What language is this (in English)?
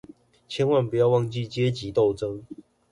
Chinese